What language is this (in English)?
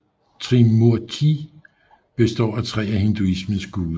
Danish